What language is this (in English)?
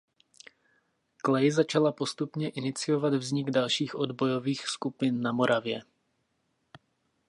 Czech